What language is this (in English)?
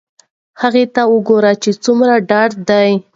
Pashto